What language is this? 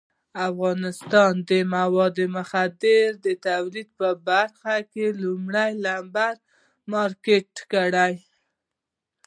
Pashto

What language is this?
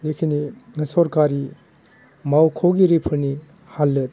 Bodo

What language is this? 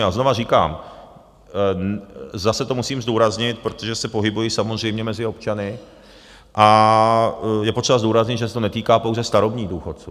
Czech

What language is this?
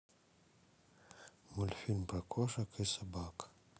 Russian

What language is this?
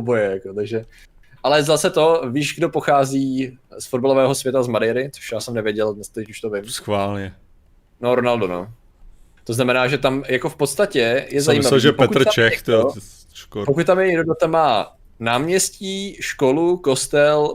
Czech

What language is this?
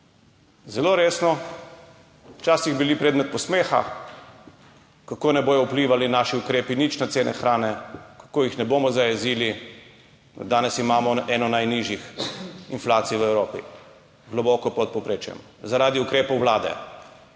Slovenian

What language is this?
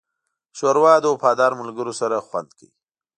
Pashto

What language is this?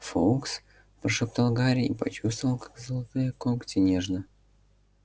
Russian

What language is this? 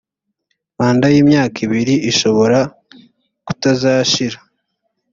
Kinyarwanda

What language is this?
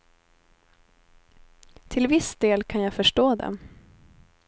Swedish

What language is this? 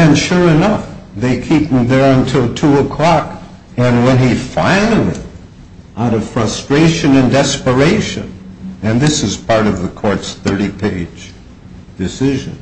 English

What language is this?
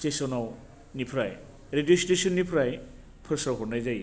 Bodo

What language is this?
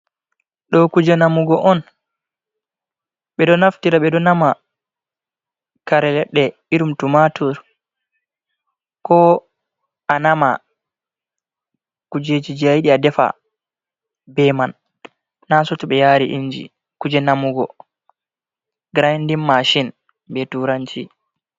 Fula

